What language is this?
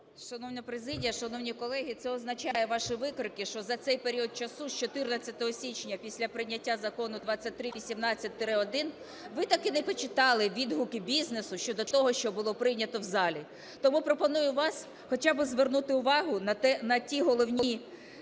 Ukrainian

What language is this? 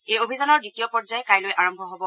Assamese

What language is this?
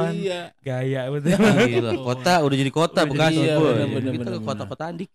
Indonesian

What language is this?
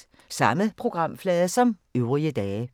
Danish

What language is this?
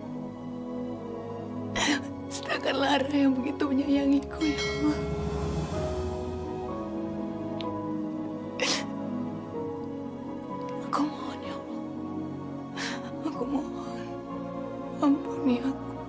Indonesian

